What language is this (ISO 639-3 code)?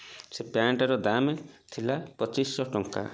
ori